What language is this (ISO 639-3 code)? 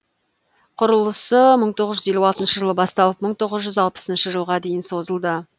kaz